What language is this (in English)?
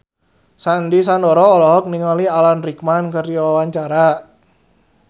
Sundanese